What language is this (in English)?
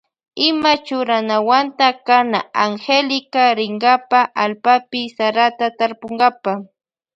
Loja Highland Quichua